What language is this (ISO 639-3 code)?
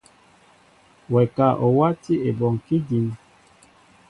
mbo